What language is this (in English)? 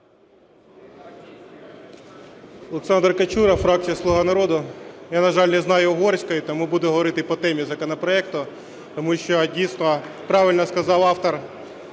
Ukrainian